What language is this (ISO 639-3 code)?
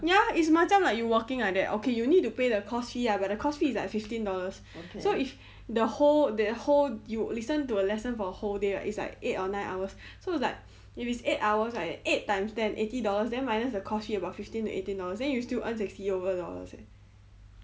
eng